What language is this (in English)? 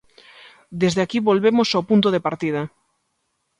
Galician